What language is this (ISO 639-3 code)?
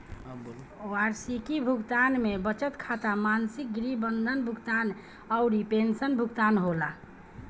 bho